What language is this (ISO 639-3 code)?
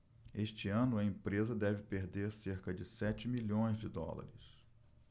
por